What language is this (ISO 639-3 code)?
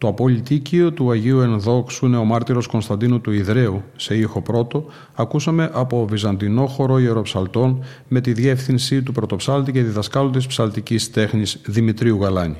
ell